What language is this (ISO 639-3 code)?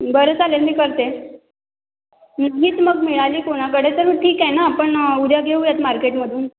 mar